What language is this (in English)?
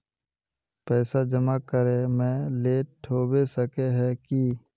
Magahi